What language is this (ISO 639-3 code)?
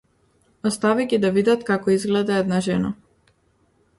mkd